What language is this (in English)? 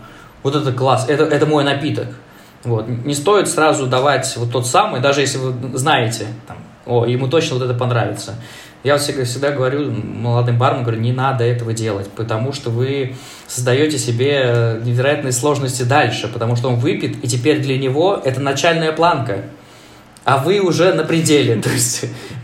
Russian